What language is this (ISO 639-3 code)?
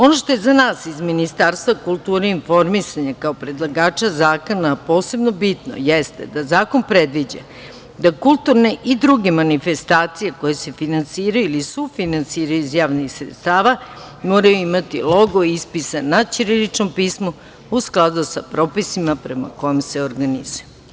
srp